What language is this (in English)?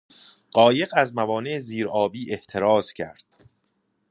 Persian